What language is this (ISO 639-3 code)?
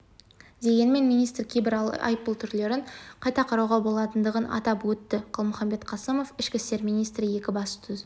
kaz